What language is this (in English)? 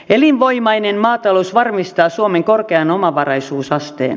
Finnish